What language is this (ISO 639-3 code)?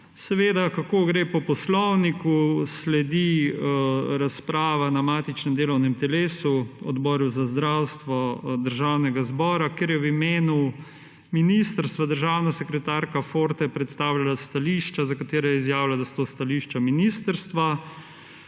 slv